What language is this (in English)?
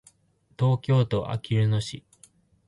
Japanese